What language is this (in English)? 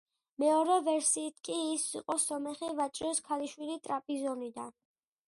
Georgian